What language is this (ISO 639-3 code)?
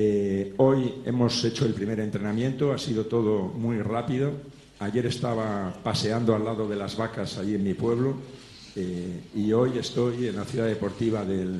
spa